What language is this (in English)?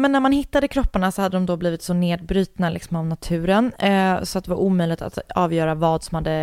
Swedish